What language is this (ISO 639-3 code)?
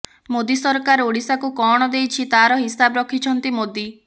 ori